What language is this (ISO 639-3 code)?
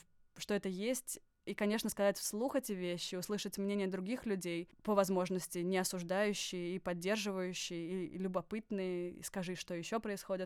rus